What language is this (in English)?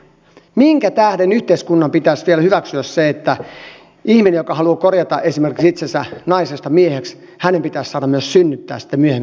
Finnish